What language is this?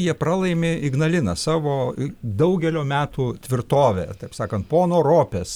Lithuanian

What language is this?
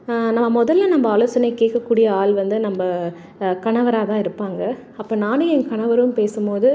Tamil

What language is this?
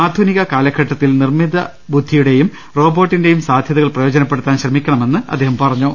Malayalam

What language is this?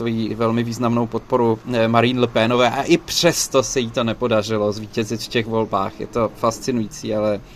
Czech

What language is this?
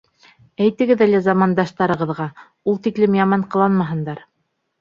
Bashkir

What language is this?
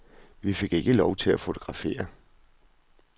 Danish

